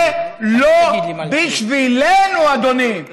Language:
Hebrew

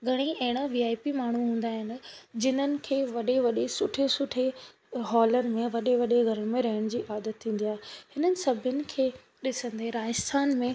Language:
Sindhi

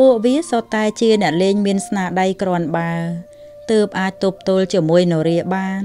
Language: Vietnamese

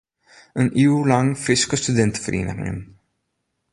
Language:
Western Frisian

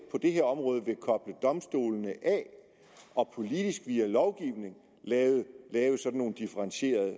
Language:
Danish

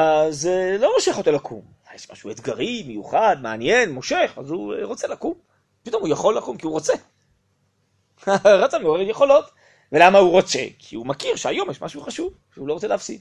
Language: Hebrew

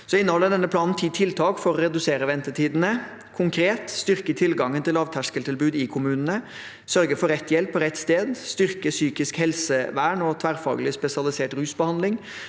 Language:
Norwegian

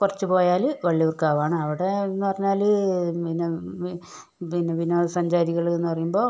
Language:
Malayalam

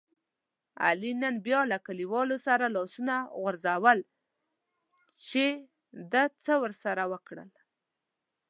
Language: Pashto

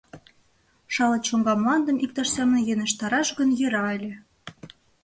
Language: Mari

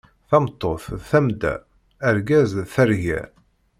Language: Kabyle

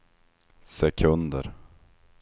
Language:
Swedish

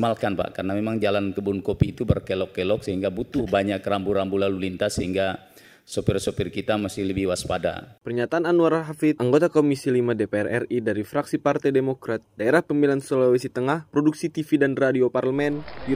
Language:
Indonesian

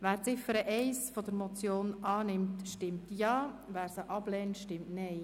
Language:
Swiss German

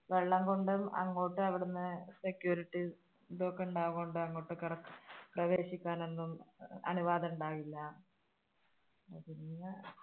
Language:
Malayalam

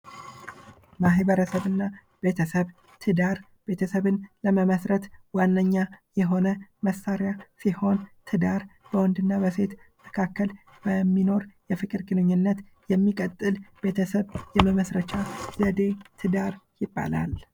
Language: Amharic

